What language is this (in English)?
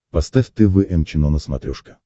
Russian